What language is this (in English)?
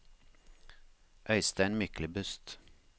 Norwegian